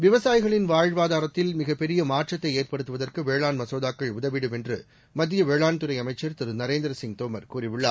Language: Tamil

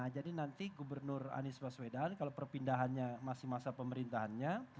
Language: Indonesian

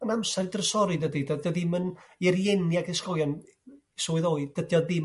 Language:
Welsh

